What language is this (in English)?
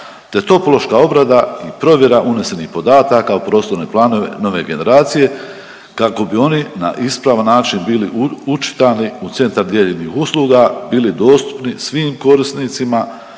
Croatian